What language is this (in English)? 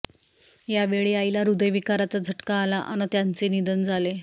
Marathi